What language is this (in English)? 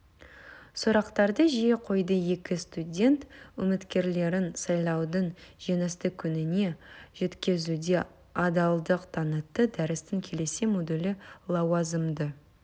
Kazakh